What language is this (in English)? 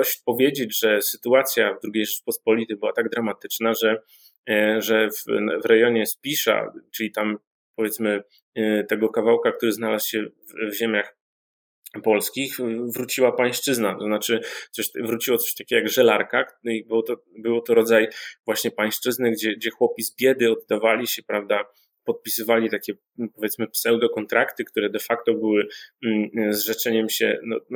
Polish